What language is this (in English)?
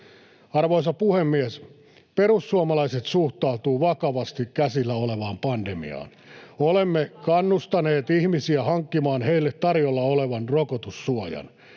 Finnish